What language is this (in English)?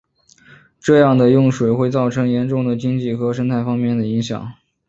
Chinese